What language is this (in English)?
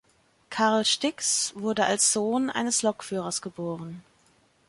German